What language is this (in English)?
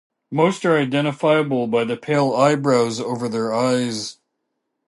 English